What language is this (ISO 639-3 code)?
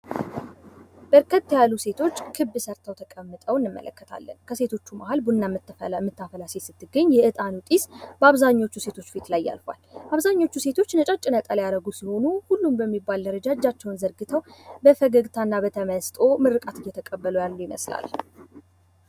amh